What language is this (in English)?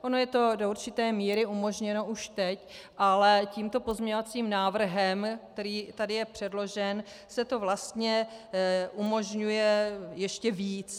Czech